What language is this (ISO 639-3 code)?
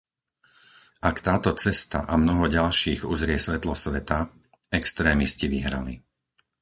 slk